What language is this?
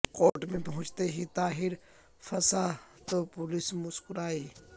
Urdu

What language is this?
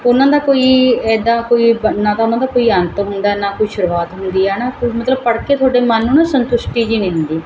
Punjabi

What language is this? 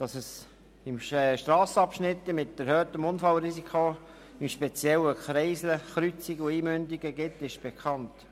Swiss German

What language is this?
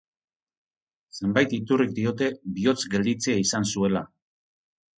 Basque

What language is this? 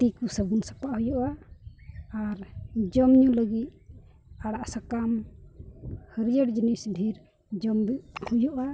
Santali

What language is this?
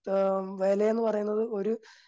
Malayalam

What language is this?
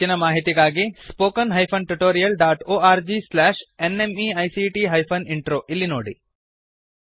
Kannada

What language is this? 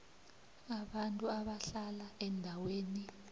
South Ndebele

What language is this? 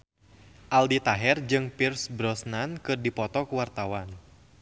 Sundanese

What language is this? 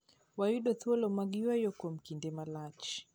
Luo (Kenya and Tanzania)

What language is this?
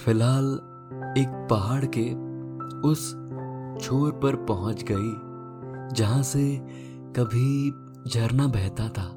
Hindi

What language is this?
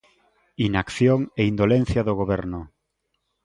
Galician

